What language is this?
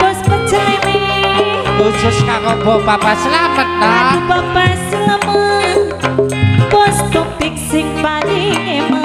Indonesian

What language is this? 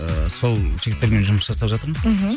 Kazakh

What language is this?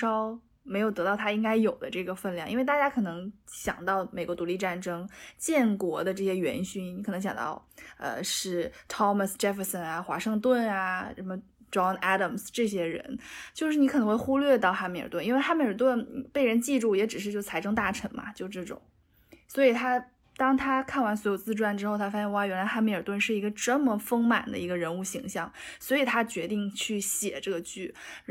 Chinese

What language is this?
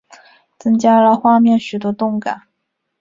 Chinese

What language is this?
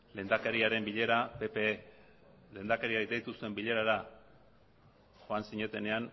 Basque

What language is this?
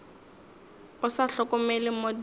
Northern Sotho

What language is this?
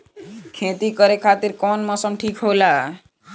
Bhojpuri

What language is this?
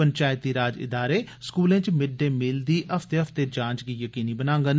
Dogri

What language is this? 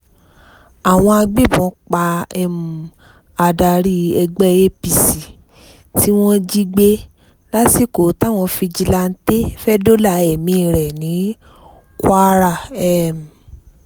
Yoruba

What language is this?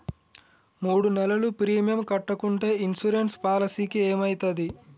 Telugu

